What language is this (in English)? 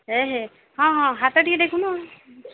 Odia